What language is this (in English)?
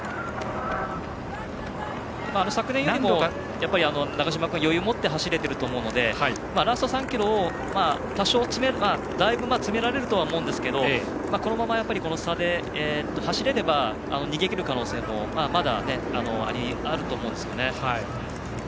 Japanese